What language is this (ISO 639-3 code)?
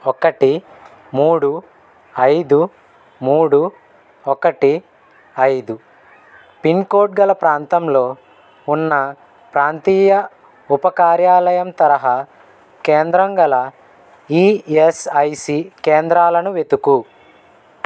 tel